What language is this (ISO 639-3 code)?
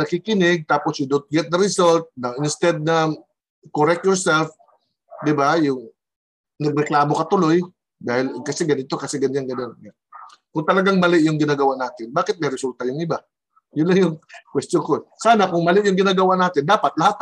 fil